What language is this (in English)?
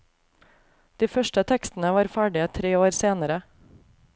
Norwegian